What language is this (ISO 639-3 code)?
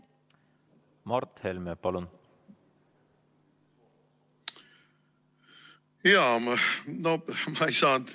est